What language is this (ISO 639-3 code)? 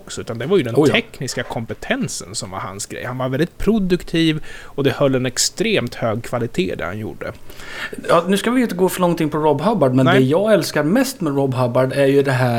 swe